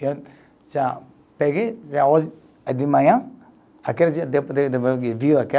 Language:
Portuguese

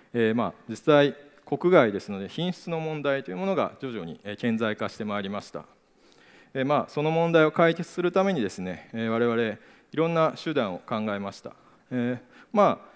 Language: Japanese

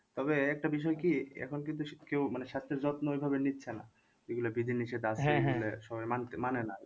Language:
Bangla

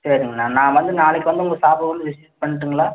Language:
Tamil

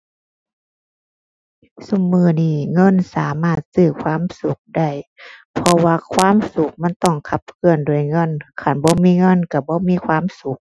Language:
Thai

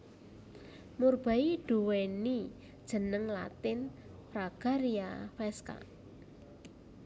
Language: Javanese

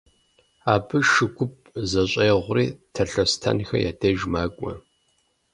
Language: Kabardian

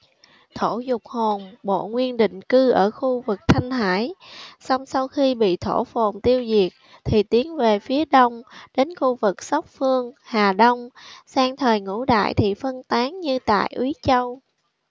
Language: Vietnamese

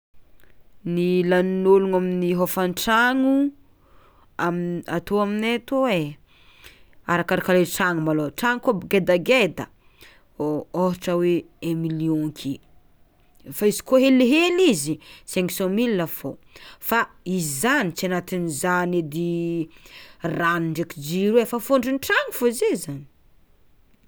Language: Tsimihety Malagasy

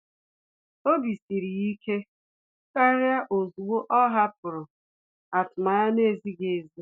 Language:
Igbo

